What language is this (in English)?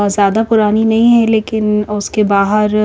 Hindi